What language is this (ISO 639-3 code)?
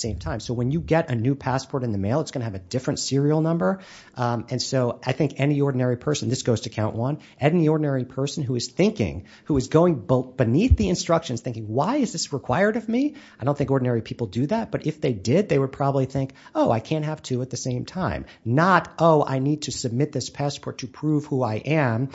eng